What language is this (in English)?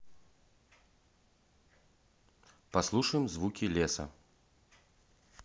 Russian